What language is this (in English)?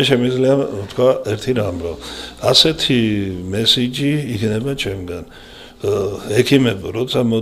Romanian